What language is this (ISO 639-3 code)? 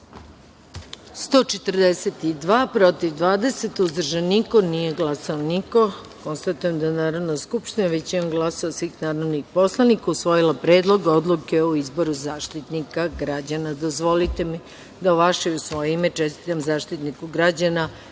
srp